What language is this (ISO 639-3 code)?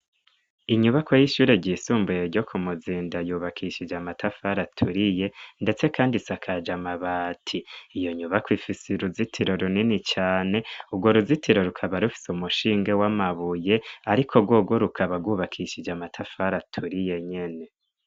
run